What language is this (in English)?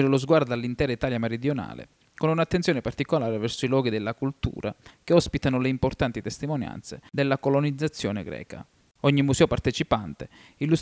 Italian